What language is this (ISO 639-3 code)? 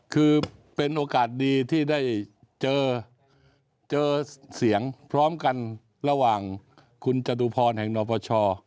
tha